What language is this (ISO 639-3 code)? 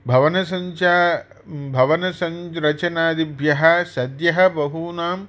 san